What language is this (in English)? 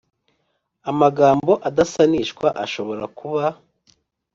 Kinyarwanda